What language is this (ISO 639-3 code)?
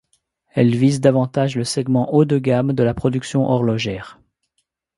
fra